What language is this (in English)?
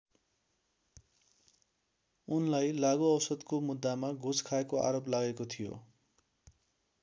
Nepali